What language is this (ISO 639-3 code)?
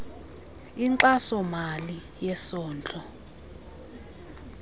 xho